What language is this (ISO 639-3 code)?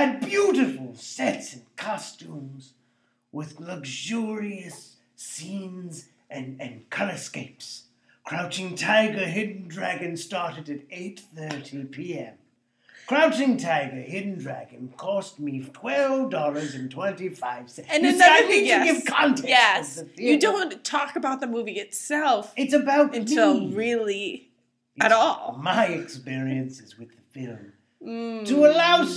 eng